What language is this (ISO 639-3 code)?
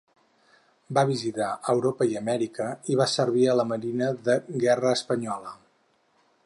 cat